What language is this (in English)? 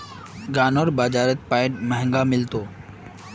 Magahi